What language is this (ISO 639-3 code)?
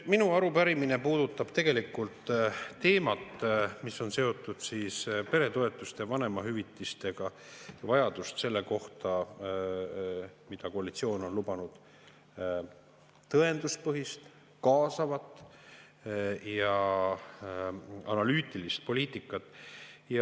est